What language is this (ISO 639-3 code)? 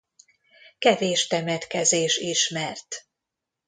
hun